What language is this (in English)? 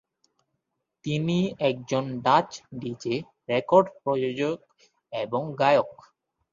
Bangla